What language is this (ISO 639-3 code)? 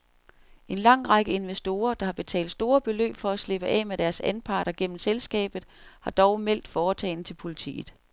dan